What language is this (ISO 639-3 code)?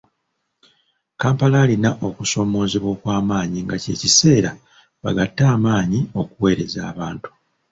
lug